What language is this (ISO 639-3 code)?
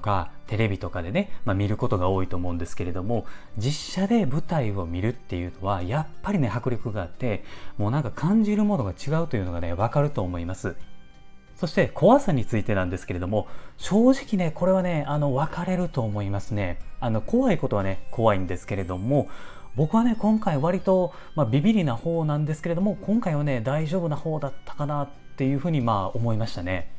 jpn